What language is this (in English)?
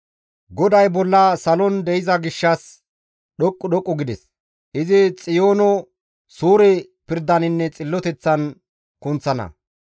Gamo